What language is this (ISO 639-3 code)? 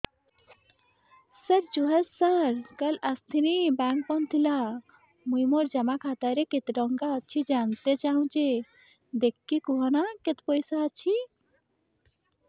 ori